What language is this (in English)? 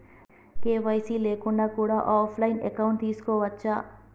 Telugu